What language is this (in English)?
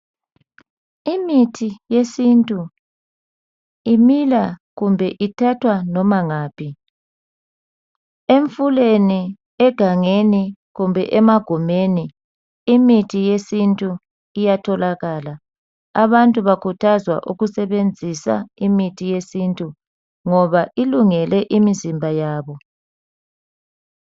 North Ndebele